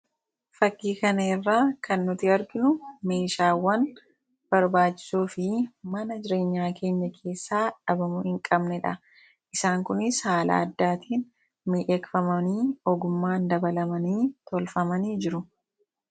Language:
Oromo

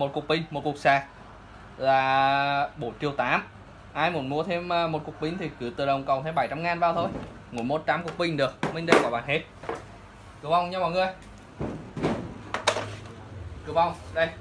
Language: Vietnamese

